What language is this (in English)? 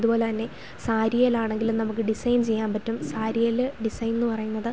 Malayalam